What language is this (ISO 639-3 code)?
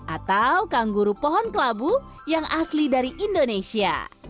ind